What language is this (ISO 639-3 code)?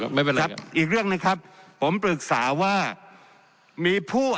tha